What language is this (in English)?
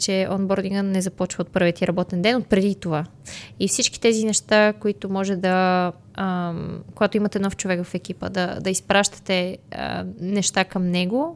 Bulgarian